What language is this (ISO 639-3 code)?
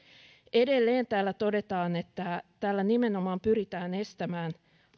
fin